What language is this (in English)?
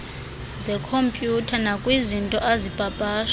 Xhosa